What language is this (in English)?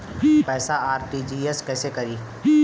Bhojpuri